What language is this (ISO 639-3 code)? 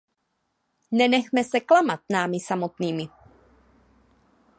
ces